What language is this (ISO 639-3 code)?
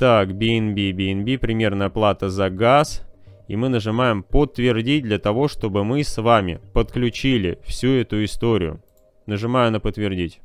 rus